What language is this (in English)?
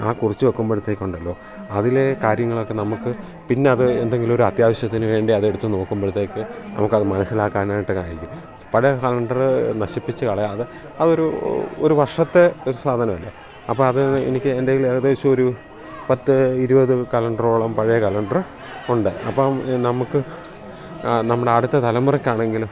Malayalam